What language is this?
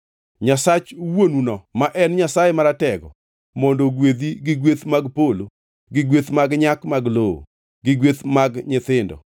Luo (Kenya and Tanzania)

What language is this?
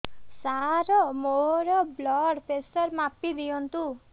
Odia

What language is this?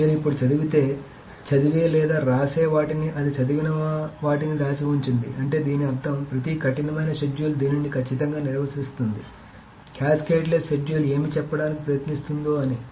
Telugu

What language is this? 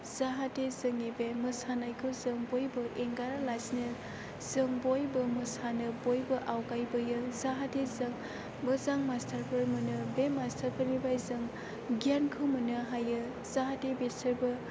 Bodo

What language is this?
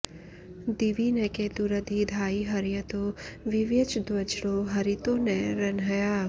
Sanskrit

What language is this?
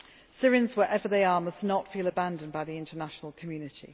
English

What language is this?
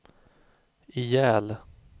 Swedish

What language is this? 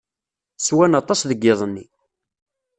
Kabyle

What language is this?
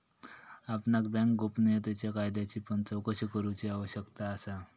Marathi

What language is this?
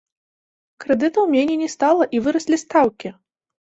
Belarusian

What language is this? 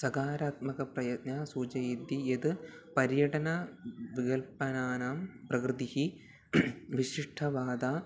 Sanskrit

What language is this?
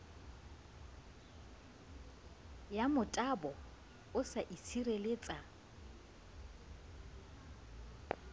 Southern Sotho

